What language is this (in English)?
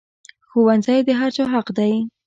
Pashto